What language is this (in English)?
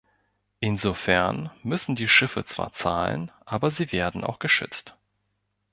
German